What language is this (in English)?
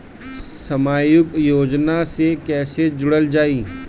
Bhojpuri